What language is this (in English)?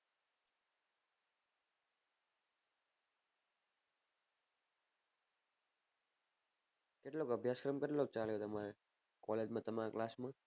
Gujarati